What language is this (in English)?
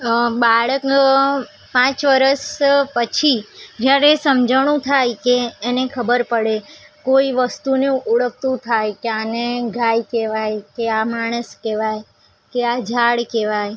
Gujarati